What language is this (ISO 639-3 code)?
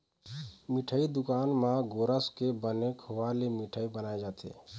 hne